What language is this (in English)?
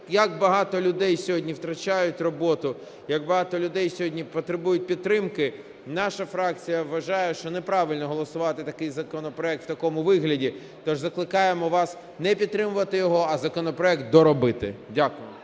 Ukrainian